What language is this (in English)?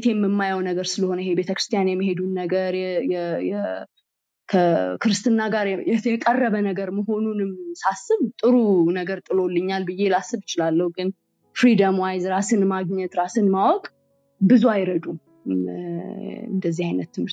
Amharic